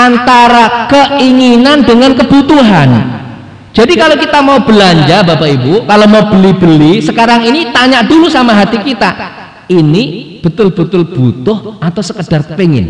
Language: Indonesian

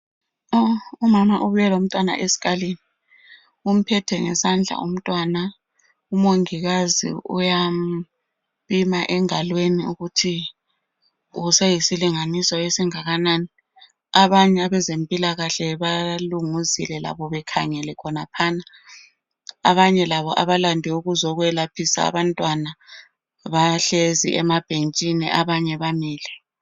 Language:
North Ndebele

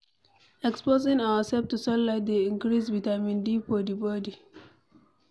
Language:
Nigerian Pidgin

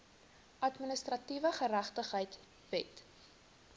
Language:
Afrikaans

